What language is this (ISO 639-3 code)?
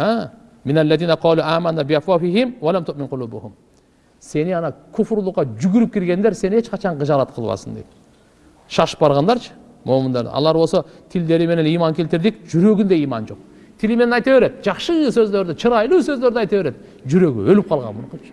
tur